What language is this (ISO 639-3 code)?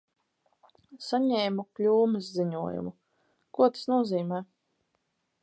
lav